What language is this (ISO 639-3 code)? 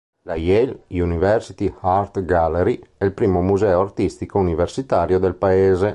ita